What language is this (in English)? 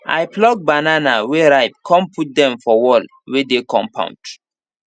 Nigerian Pidgin